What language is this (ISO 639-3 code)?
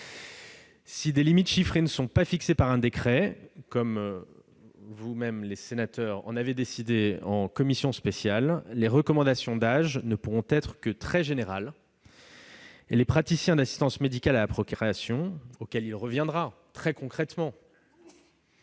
fra